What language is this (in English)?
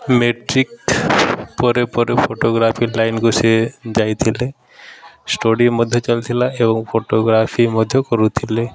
Odia